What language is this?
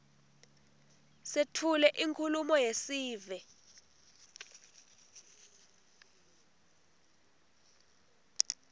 Swati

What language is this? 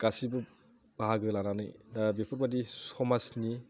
Bodo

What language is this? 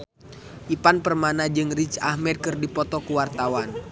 Sundanese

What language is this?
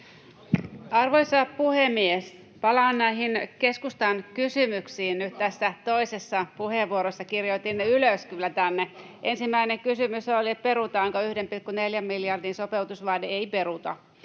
Finnish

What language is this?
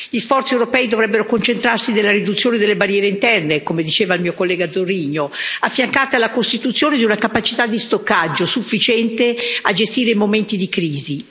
Italian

